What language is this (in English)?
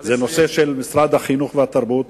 Hebrew